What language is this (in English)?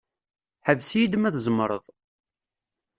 Kabyle